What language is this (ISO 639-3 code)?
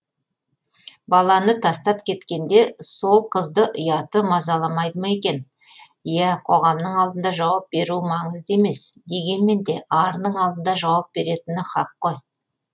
kaz